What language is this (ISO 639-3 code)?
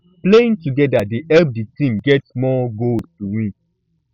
pcm